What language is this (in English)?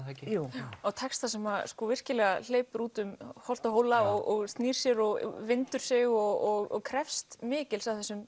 Icelandic